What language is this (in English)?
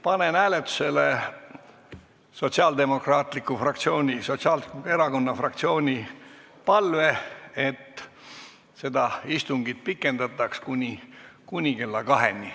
Estonian